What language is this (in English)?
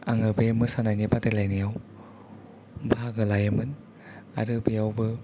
Bodo